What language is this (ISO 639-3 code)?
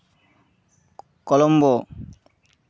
sat